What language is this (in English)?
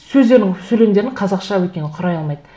Kazakh